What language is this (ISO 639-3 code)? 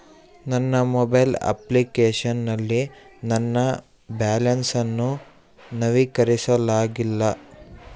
kan